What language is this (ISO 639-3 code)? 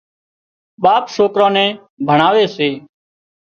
kxp